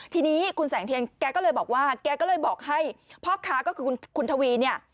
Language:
Thai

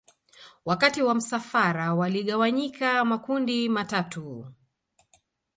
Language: Swahili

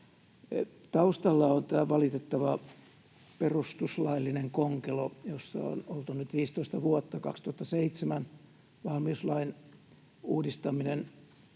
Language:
Finnish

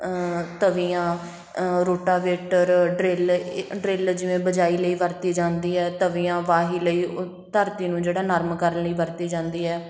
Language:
Punjabi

